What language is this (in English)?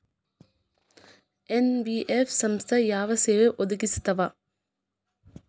Kannada